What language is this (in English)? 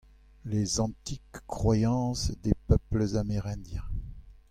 Breton